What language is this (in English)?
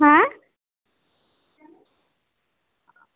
Dogri